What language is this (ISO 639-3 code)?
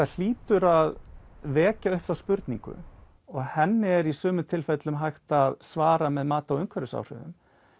isl